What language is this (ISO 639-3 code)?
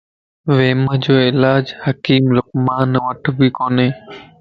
lss